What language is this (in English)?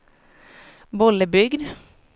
Swedish